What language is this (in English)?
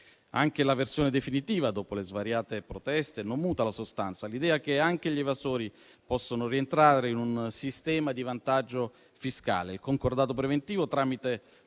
Italian